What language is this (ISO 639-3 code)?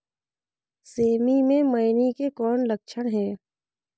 hne